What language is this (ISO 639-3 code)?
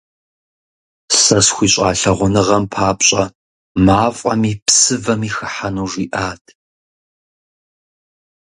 kbd